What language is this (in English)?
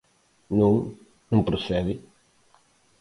Galician